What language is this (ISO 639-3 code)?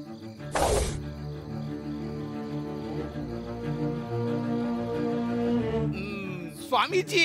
tam